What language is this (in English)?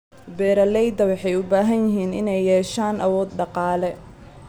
Somali